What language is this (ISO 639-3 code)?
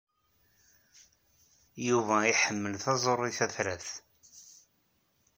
kab